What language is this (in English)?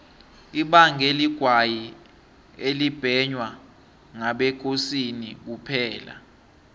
South Ndebele